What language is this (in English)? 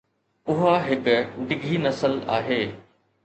Sindhi